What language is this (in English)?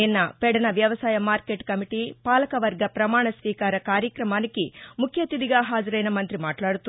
Telugu